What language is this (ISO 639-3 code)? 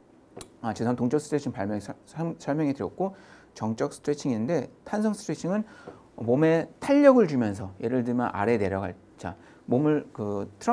kor